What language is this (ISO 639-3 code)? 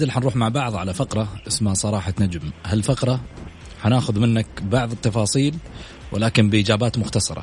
ara